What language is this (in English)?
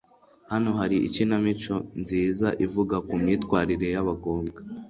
Kinyarwanda